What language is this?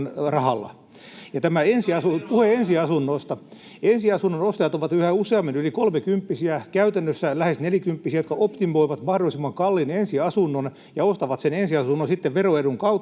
Finnish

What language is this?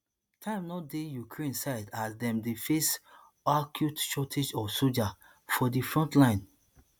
Nigerian Pidgin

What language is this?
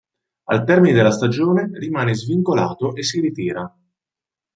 Italian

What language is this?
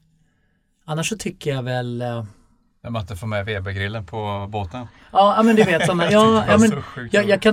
Swedish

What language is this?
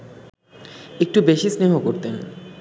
Bangla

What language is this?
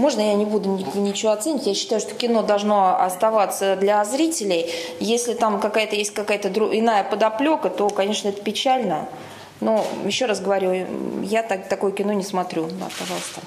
Russian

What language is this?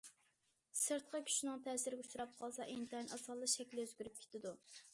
Uyghur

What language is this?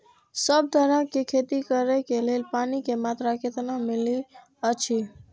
Maithili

